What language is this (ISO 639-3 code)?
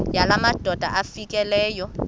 xho